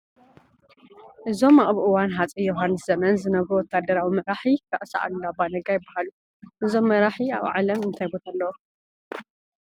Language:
Tigrinya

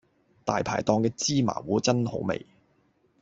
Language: Cantonese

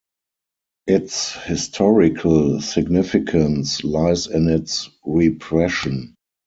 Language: English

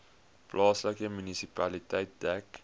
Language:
Afrikaans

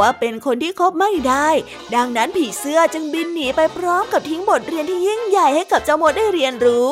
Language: Thai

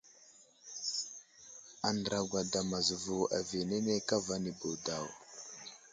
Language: Wuzlam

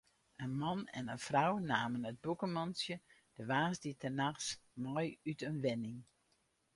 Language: Western Frisian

